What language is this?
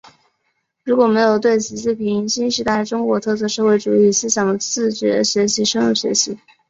Chinese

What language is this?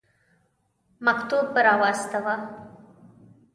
Pashto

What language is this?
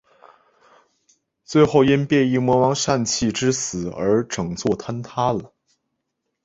Chinese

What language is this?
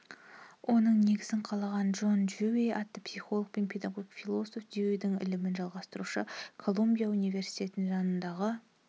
Kazakh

